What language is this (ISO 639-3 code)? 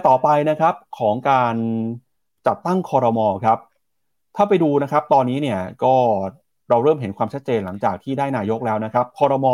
tha